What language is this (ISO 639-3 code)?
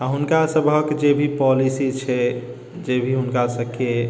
mai